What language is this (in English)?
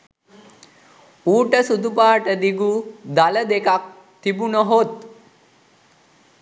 Sinhala